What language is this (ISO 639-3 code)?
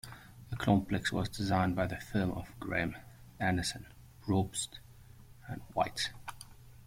eng